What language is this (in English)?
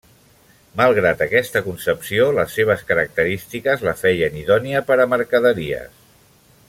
Catalan